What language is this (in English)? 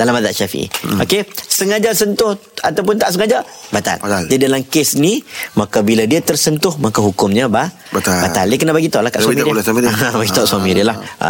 Malay